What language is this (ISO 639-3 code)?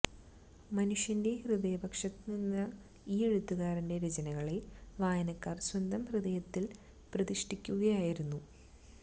mal